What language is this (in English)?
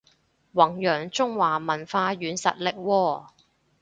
Cantonese